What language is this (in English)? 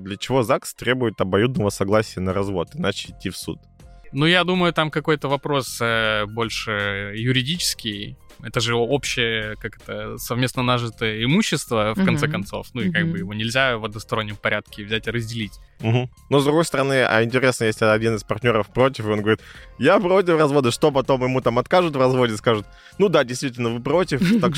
Russian